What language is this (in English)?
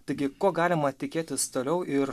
Lithuanian